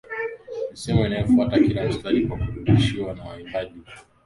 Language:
Swahili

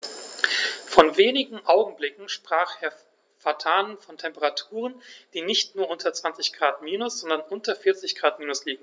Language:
German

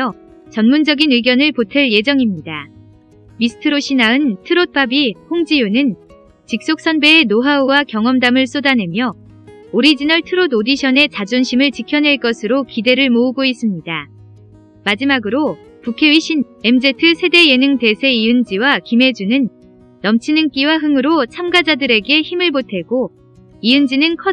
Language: Korean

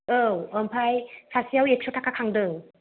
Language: Bodo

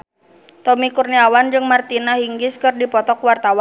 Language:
Sundanese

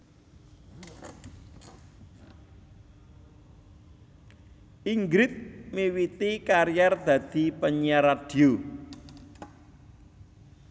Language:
Javanese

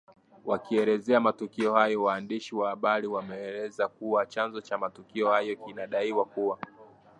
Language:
Swahili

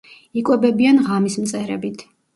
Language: Georgian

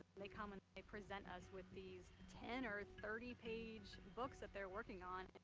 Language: English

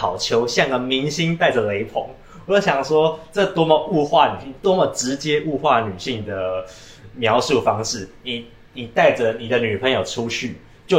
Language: Chinese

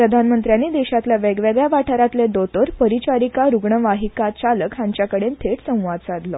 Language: Konkani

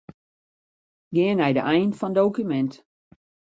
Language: Western Frisian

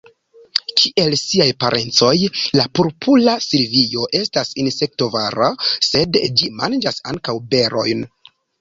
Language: Esperanto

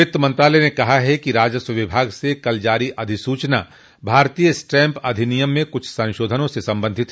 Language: Hindi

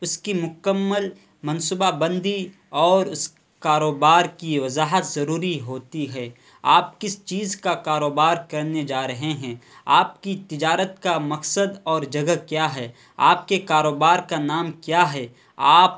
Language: Urdu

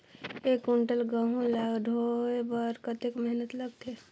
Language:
Chhattisgarhi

